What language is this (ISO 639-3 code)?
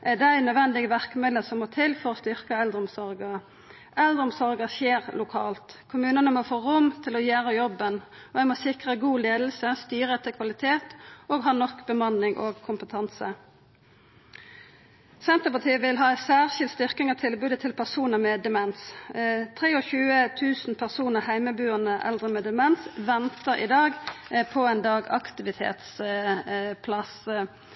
nno